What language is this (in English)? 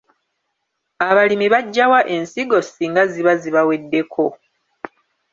Ganda